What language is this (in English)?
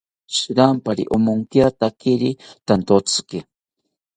South Ucayali Ashéninka